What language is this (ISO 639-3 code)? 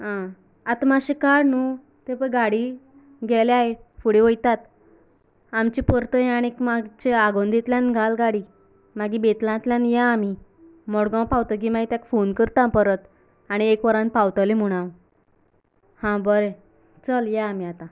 kok